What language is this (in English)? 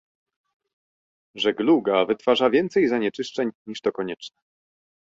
Polish